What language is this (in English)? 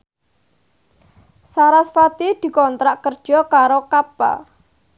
Javanese